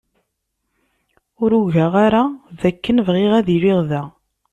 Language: Kabyle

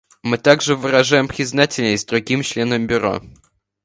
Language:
Russian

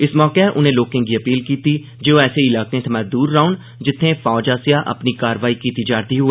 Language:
Dogri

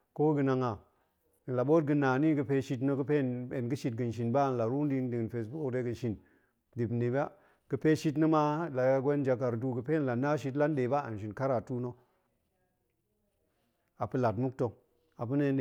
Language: Goemai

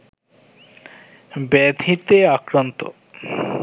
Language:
Bangla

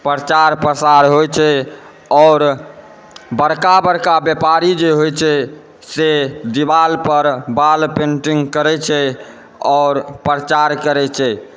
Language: Maithili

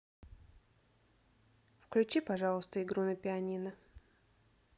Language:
Russian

